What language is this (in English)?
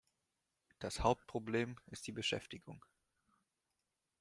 German